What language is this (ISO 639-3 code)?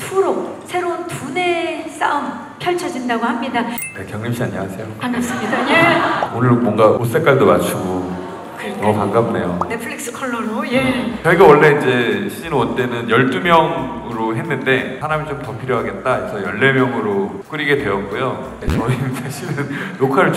kor